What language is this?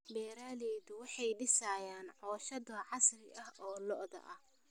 Somali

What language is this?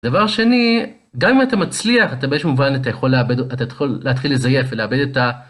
Hebrew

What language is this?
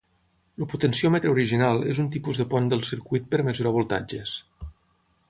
Catalan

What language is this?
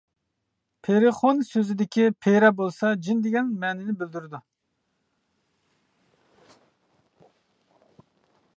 Uyghur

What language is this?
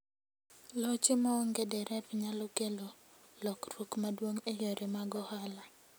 Luo (Kenya and Tanzania)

